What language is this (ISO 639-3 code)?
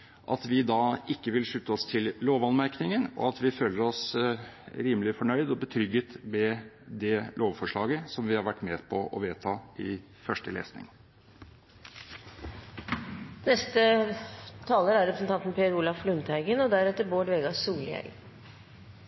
nob